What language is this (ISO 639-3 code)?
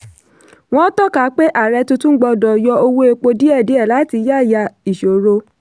yor